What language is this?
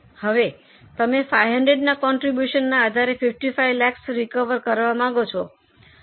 Gujarati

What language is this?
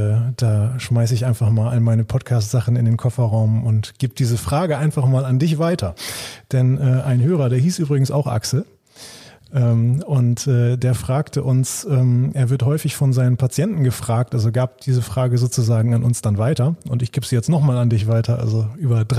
German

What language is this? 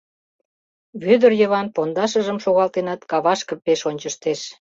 Mari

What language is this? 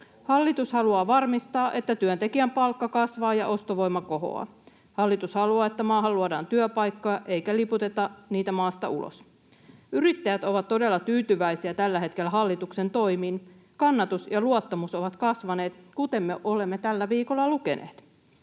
Finnish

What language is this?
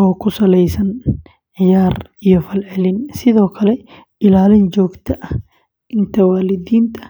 Somali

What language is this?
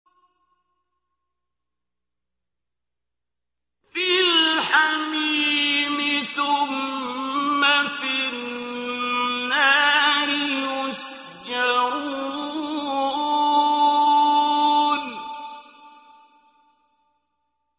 Arabic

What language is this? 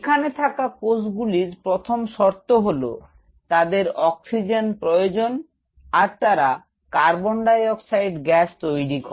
Bangla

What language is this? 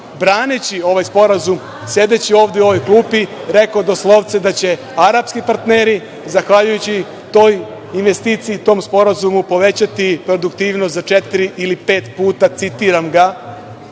Serbian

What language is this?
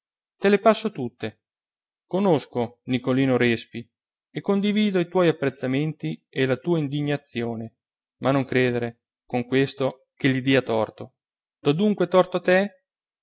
Italian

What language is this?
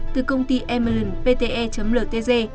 Vietnamese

